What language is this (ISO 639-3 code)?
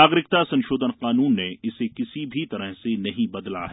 hin